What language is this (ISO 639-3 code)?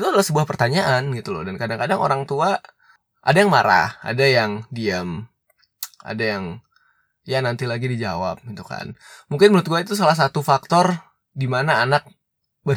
ind